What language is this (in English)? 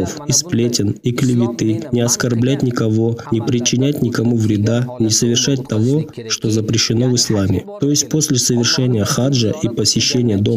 Russian